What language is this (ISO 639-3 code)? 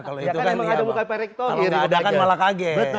ind